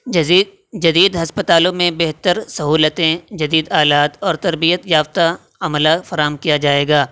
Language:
Urdu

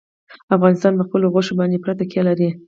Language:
Pashto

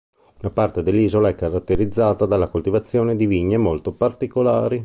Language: Italian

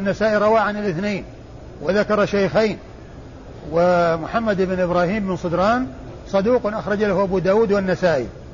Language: Arabic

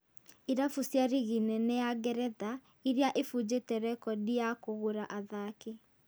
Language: Kikuyu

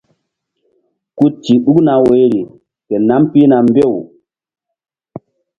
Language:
Mbum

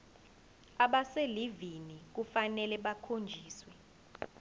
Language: Zulu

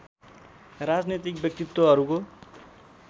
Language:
Nepali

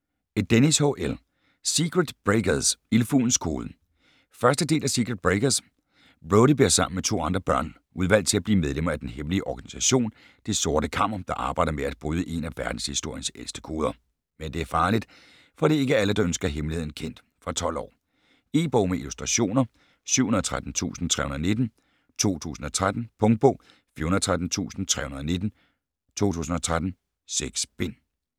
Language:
Danish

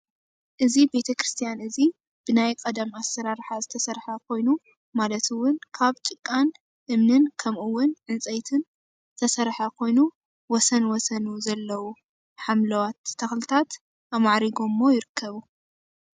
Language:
Tigrinya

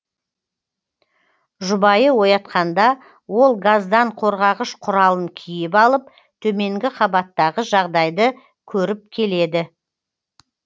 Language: Kazakh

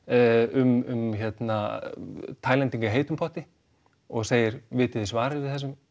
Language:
Icelandic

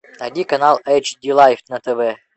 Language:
Russian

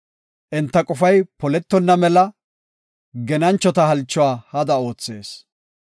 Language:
Gofa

